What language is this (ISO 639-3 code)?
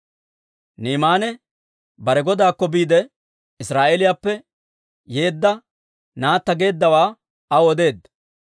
dwr